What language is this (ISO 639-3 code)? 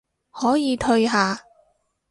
yue